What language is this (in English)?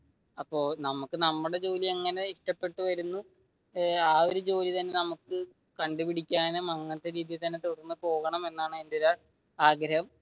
Malayalam